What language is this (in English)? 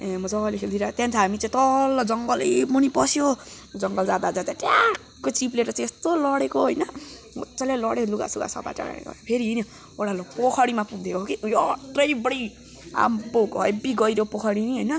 Nepali